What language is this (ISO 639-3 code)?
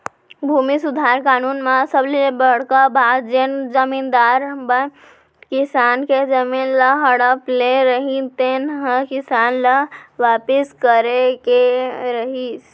hne